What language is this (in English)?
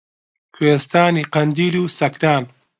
Central Kurdish